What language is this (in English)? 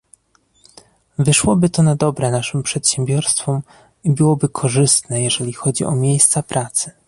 Polish